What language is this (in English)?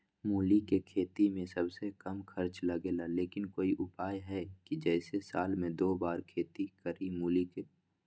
Magahi